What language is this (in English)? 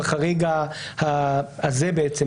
Hebrew